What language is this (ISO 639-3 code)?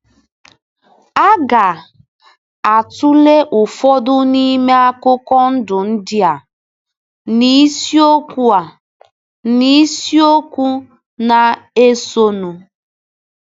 ibo